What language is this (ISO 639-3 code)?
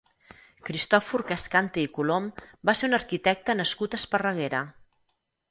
cat